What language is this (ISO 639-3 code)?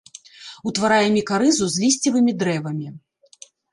bel